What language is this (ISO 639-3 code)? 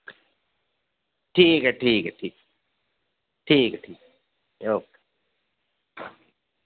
doi